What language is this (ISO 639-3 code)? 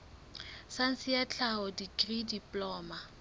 sot